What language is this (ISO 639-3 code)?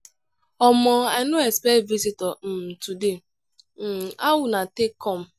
pcm